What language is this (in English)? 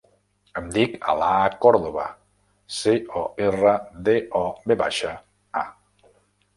Catalan